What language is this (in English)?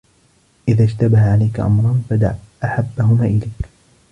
Arabic